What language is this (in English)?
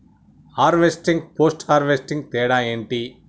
Telugu